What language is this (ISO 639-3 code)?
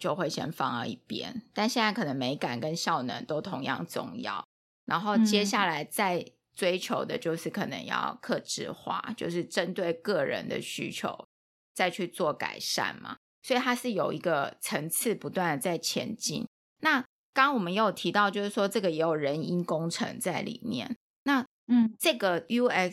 zho